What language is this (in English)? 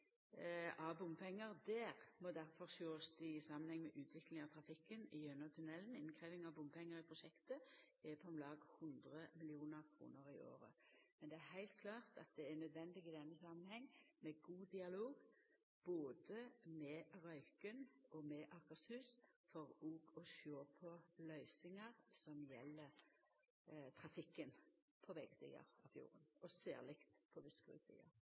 Norwegian Nynorsk